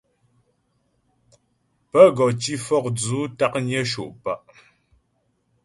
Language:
Ghomala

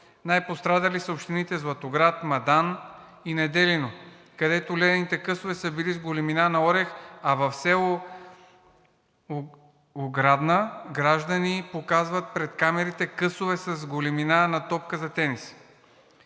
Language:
Bulgarian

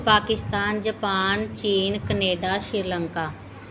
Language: Punjabi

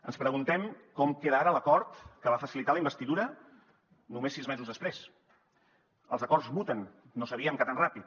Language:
Catalan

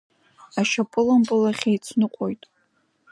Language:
Abkhazian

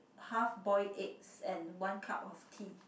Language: English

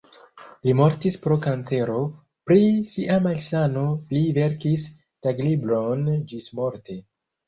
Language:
Esperanto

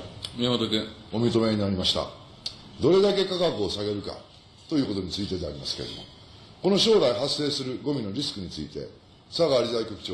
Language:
Japanese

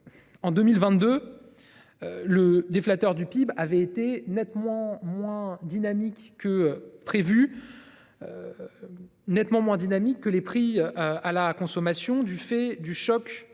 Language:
French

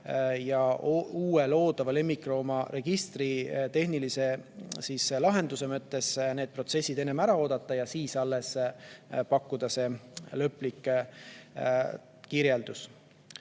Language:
Estonian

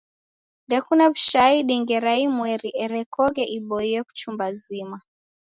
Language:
Taita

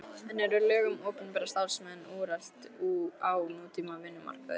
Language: Icelandic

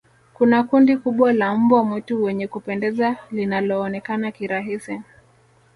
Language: Swahili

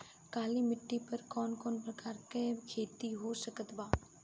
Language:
Bhojpuri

